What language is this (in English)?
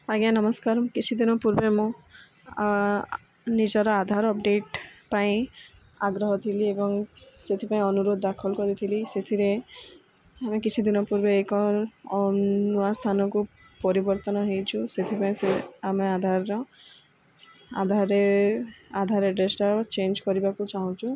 Odia